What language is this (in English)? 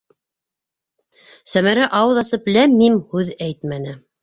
Bashkir